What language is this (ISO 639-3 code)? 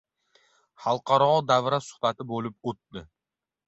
uzb